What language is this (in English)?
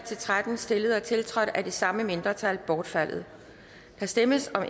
Danish